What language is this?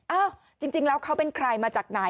Thai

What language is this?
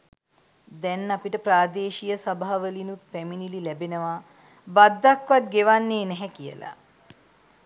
Sinhala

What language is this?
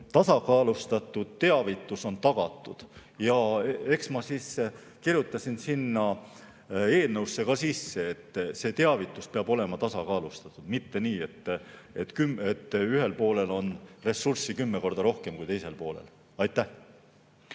Estonian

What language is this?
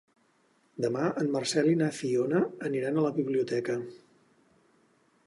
Catalan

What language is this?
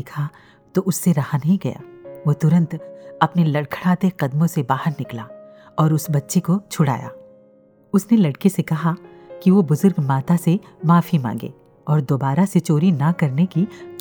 Hindi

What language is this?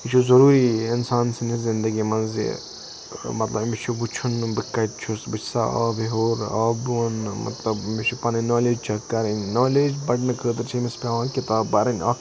Kashmiri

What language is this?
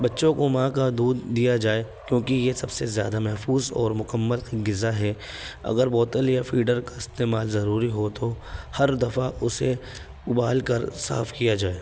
Urdu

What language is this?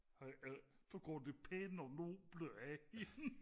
Danish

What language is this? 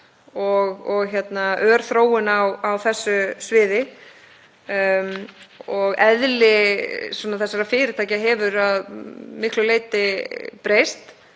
Icelandic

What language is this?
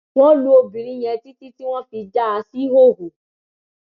Yoruba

